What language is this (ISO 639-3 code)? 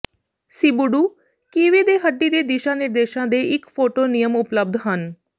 pan